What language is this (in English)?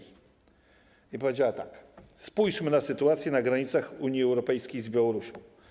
Polish